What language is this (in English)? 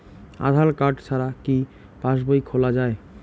Bangla